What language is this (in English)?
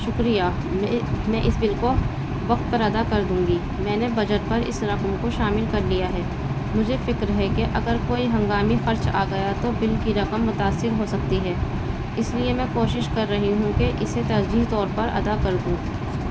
Urdu